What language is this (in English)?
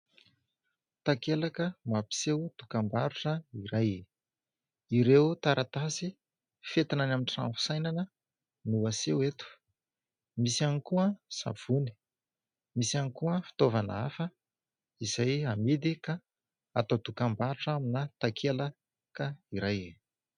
Malagasy